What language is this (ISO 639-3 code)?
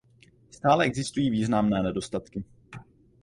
ces